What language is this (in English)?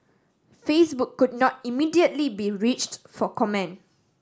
English